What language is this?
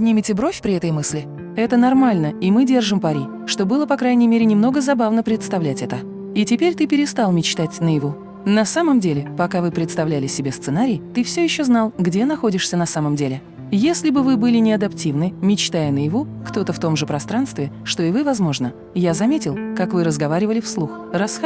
Russian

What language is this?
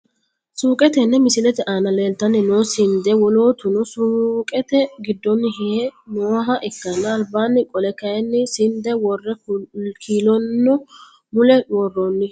Sidamo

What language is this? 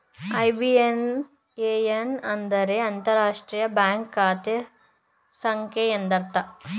Kannada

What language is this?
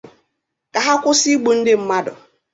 Igbo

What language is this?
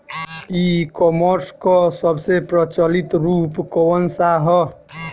Bhojpuri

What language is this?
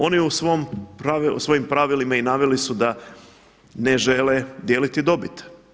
Croatian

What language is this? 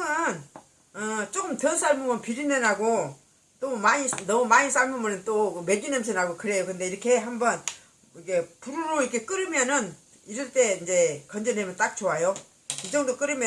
Korean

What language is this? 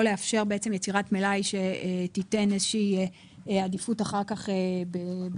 Hebrew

